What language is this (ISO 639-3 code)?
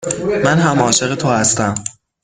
fas